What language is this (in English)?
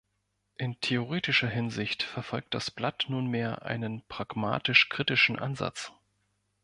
German